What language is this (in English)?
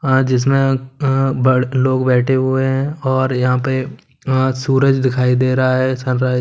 Hindi